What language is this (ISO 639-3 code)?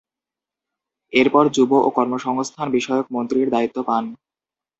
ben